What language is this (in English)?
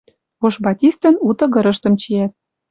Western Mari